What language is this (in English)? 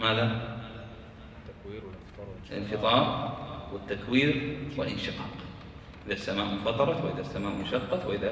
Arabic